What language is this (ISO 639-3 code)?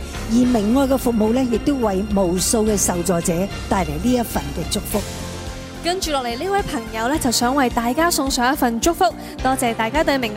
zho